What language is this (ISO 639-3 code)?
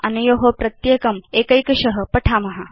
san